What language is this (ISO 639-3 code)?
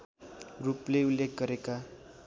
nep